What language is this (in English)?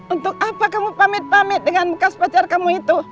Indonesian